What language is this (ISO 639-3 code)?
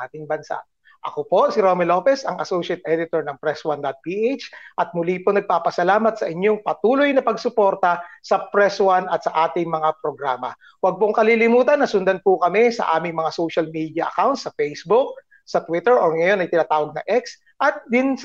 fil